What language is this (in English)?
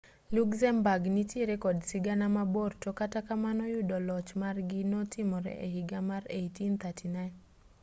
Luo (Kenya and Tanzania)